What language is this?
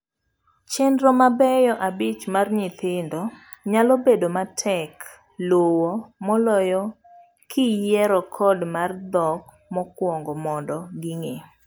Luo (Kenya and Tanzania)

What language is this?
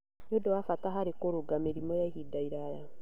Kikuyu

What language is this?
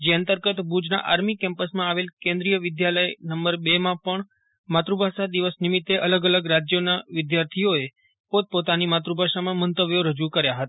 Gujarati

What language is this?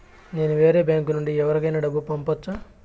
Telugu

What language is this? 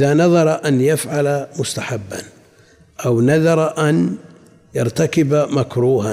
Arabic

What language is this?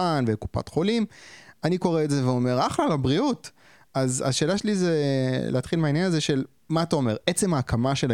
Hebrew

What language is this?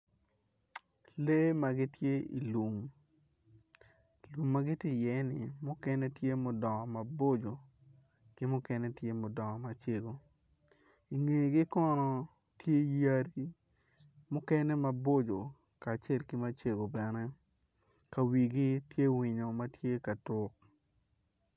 Acoli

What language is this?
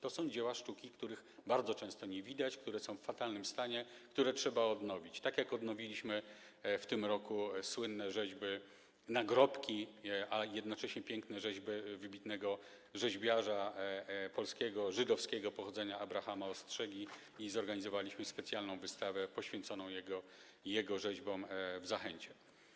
Polish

